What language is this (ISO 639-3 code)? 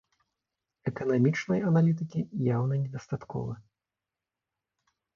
bel